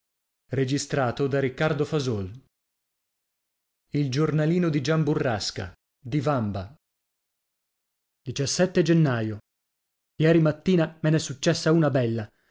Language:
Italian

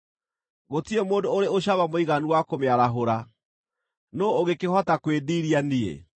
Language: Kikuyu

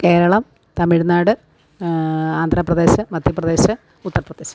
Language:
Malayalam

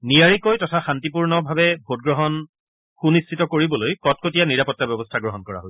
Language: Assamese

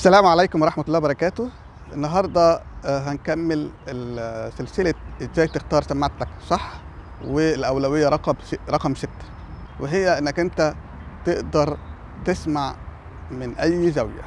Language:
Arabic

